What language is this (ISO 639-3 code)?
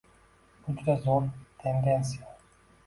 uzb